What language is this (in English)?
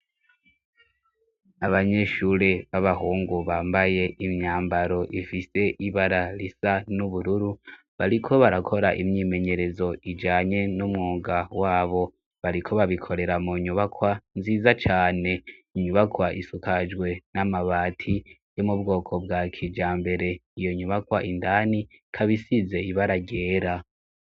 Rundi